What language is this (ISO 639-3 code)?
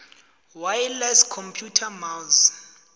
nbl